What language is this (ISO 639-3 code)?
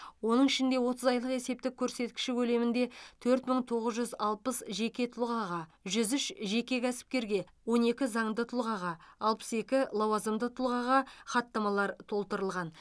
kaz